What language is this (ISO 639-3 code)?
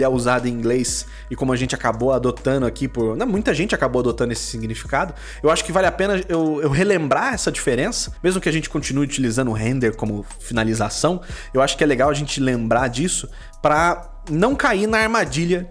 por